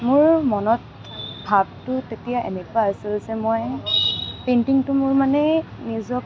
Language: Assamese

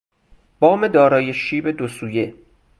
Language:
Persian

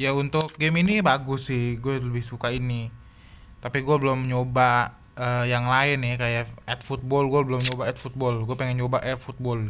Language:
Indonesian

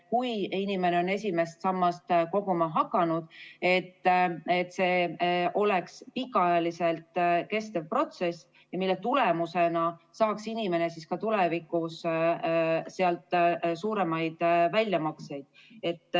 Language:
Estonian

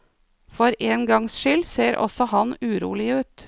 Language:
Norwegian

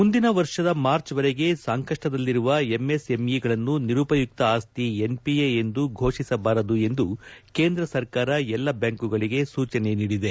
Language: Kannada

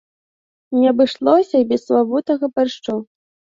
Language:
Belarusian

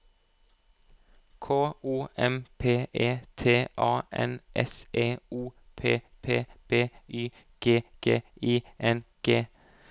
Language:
Norwegian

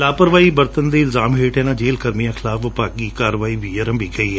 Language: Punjabi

